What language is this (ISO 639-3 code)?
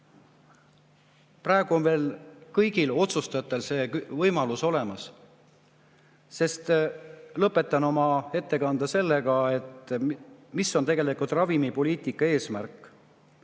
est